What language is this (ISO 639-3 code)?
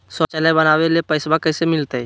mag